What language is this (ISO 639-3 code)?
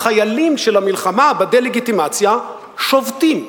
heb